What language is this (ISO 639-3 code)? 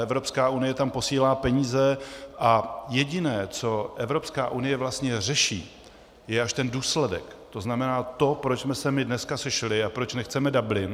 ces